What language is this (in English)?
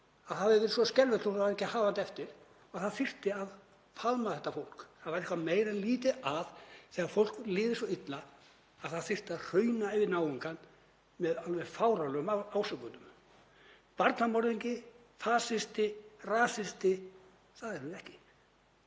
Icelandic